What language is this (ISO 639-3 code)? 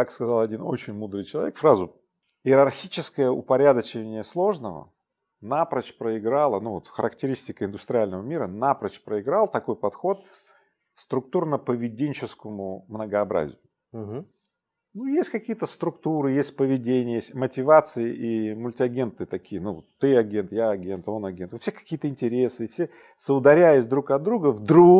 rus